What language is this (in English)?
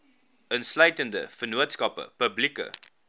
Afrikaans